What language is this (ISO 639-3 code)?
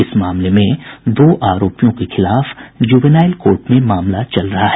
hin